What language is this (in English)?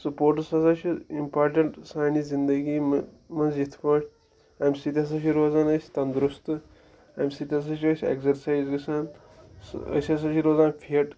Kashmiri